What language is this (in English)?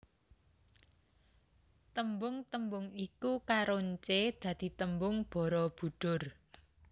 Javanese